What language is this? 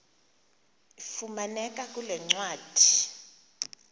Xhosa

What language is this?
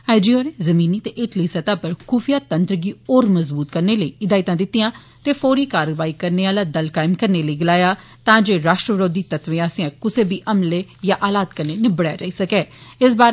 Dogri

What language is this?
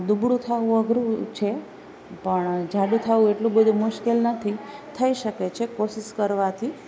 Gujarati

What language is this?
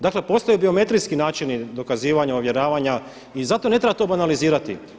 Croatian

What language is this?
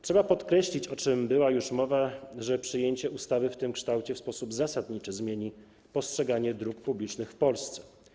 Polish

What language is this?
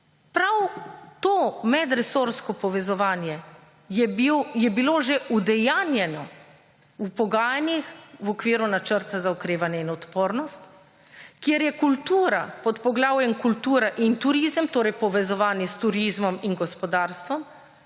Slovenian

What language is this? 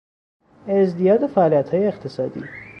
Persian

